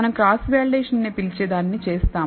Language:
Telugu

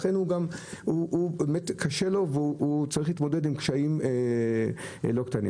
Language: Hebrew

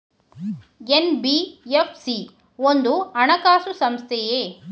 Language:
Kannada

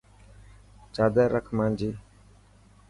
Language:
Dhatki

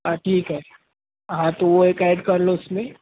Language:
Urdu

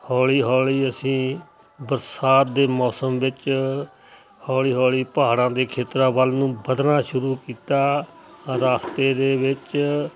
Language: Punjabi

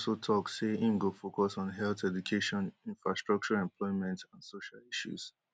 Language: Nigerian Pidgin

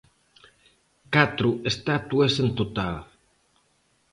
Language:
Galician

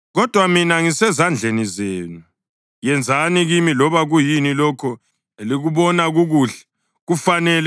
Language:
North Ndebele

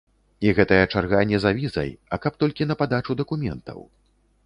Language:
Belarusian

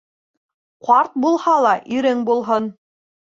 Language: Bashkir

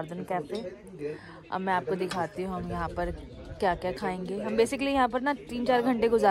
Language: Hindi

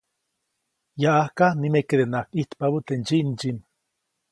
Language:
Copainalá Zoque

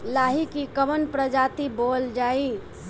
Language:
Bhojpuri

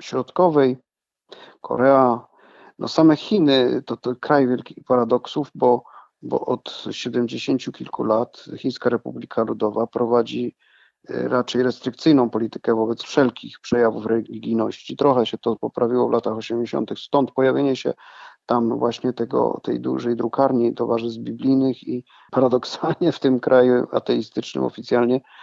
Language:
Polish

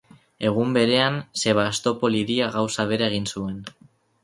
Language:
Basque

